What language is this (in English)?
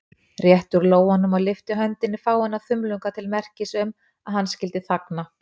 Icelandic